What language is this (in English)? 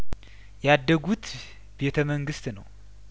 Amharic